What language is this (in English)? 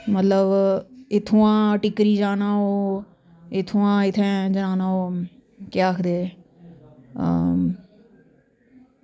Dogri